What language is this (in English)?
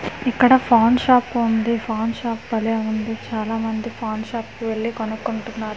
Telugu